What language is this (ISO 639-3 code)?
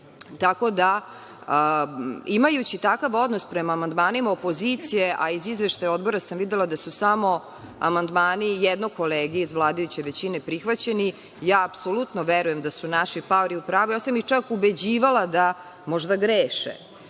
srp